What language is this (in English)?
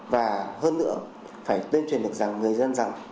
Vietnamese